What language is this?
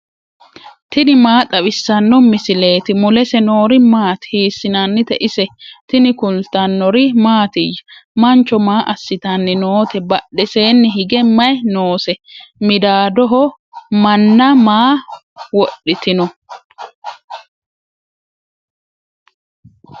Sidamo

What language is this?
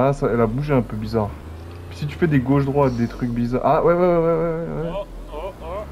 French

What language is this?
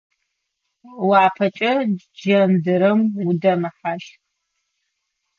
Adyghe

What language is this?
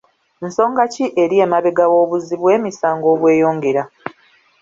Ganda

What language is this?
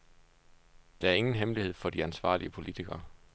Danish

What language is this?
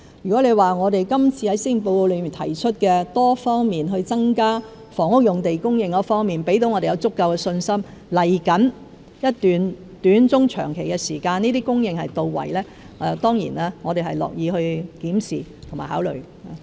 Cantonese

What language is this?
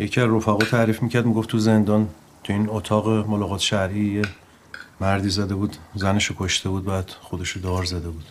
Persian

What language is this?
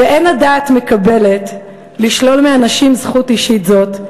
Hebrew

